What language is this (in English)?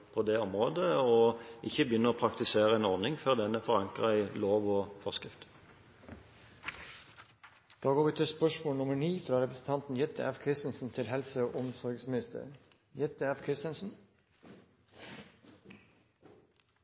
Norwegian Bokmål